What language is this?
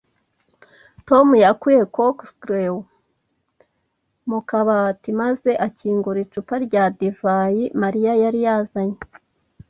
Kinyarwanda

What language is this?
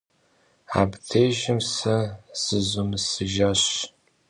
Kabardian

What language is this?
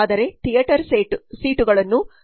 Kannada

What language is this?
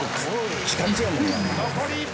Japanese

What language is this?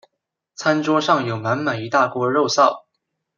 Chinese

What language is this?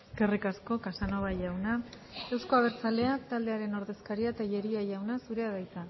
Basque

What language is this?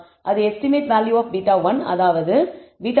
Tamil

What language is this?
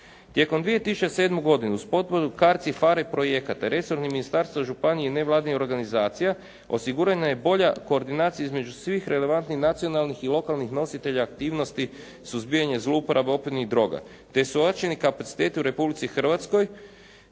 Croatian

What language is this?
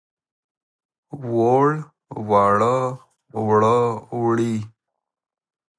Pashto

